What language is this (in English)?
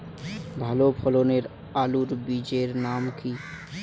Bangla